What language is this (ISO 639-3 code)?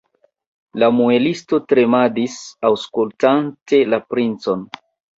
epo